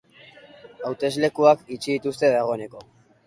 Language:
Basque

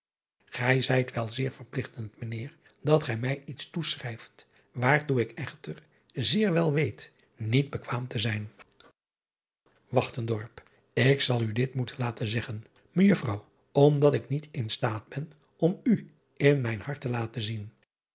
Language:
Dutch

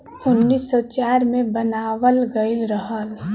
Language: Bhojpuri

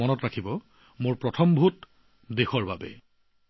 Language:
Assamese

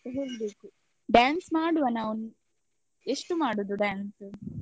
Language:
Kannada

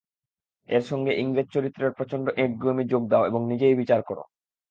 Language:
Bangla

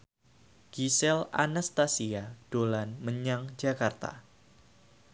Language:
Javanese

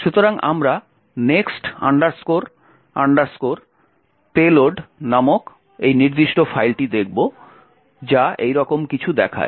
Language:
Bangla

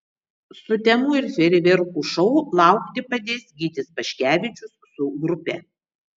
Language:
Lithuanian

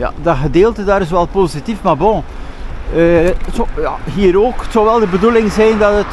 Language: Dutch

